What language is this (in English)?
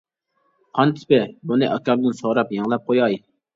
Uyghur